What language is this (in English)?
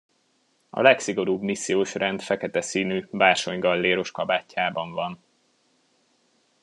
Hungarian